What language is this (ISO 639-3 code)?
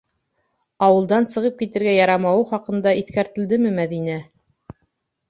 bak